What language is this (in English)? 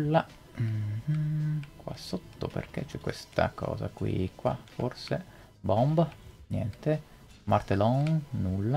Italian